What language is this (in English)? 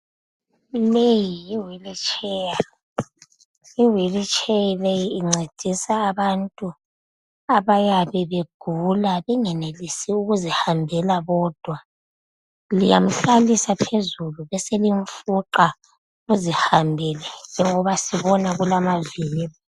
North Ndebele